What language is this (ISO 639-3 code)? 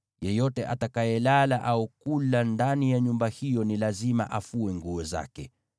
swa